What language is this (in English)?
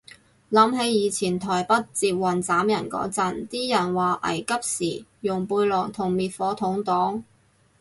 Cantonese